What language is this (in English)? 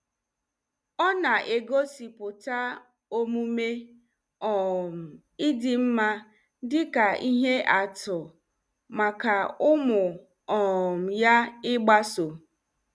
Igbo